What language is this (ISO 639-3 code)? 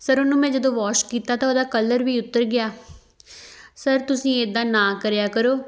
pan